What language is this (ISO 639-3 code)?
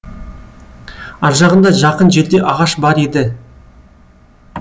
kaz